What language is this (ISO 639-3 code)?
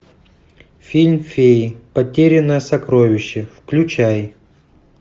rus